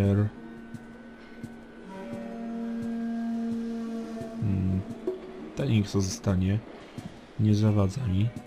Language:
Polish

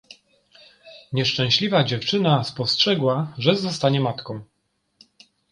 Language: Polish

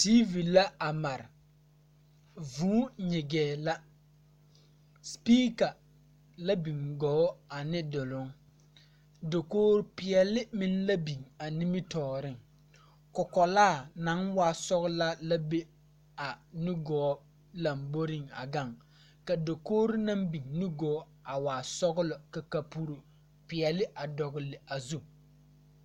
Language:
Southern Dagaare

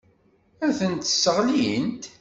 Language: Kabyle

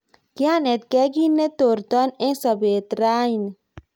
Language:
Kalenjin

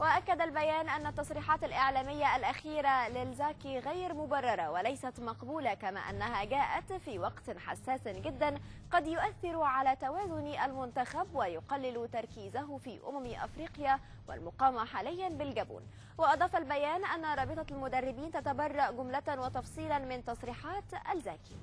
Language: Arabic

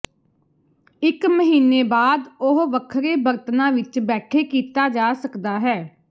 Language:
Punjabi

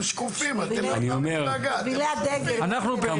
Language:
Hebrew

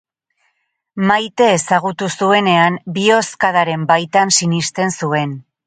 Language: Basque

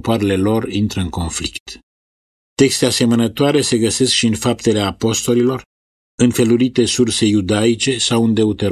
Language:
Romanian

